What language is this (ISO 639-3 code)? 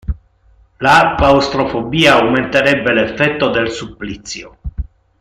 ita